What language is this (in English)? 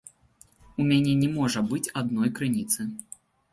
Belarusian